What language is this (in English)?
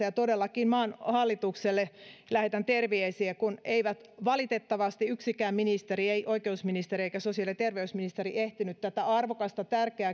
Finnish